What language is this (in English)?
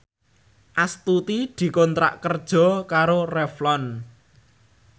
Javanese